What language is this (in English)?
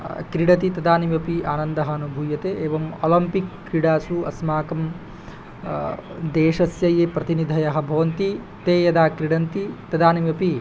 Sanskrit